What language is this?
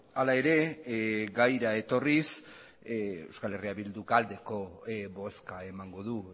Basque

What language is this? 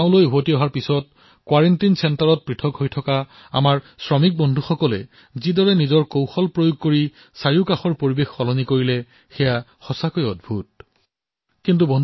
Assamese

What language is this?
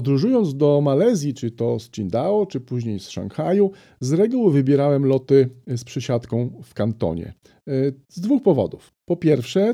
Polish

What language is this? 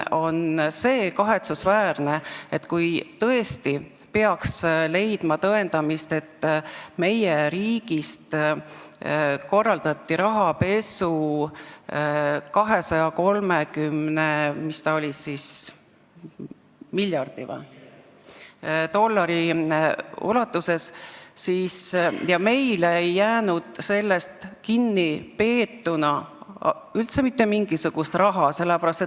Estonian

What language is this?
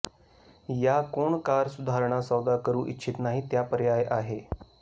Marathi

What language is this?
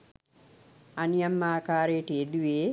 Sinhala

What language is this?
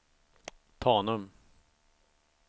Swedish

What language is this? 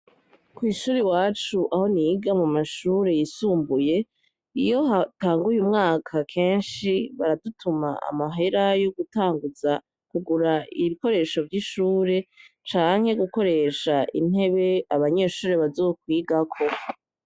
Rundi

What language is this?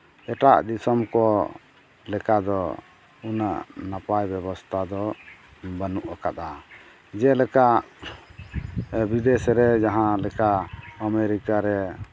Santali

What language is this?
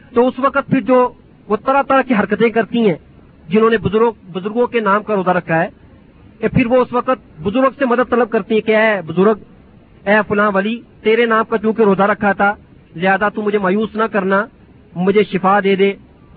Urdu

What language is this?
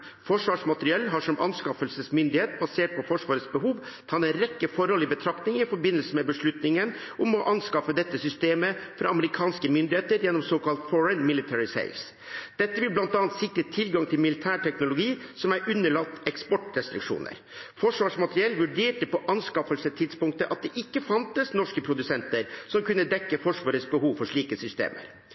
Norwegian Bokmål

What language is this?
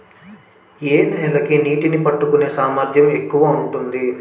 Telugu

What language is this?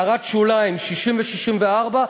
Hebrew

